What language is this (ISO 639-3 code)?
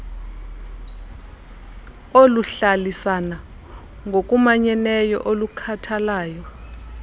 xho